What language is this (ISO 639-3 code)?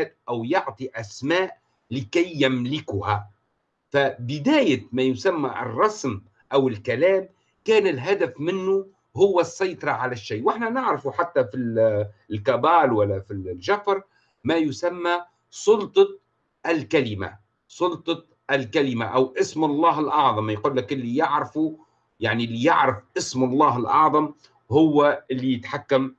ara